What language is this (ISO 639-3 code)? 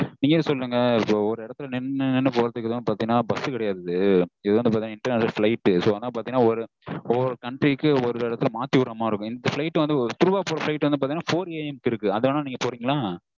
tam